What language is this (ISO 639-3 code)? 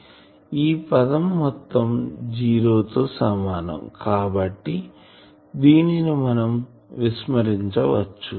tel